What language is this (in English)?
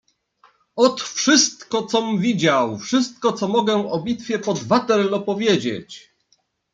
Polish